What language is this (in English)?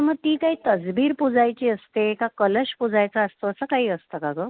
Marathi